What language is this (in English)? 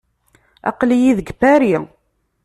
Kabyle